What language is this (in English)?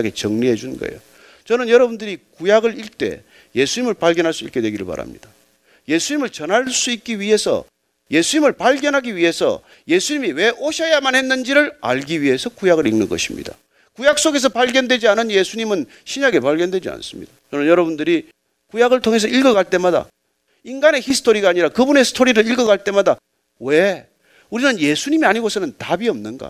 Korean